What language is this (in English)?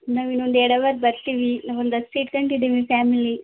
Kannada